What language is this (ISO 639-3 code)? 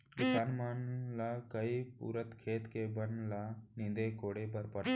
hne